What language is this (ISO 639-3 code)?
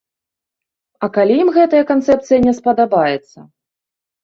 bel